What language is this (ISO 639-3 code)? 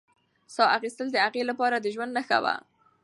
pus